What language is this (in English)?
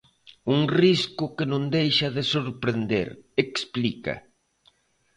Galician